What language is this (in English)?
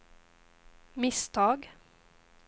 Swedish